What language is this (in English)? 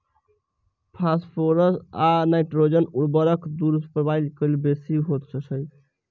Maithili